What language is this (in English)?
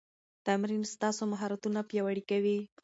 Pashto